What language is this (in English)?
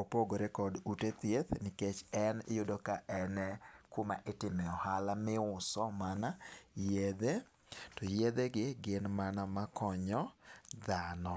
Luo (Kenya and Tanzania)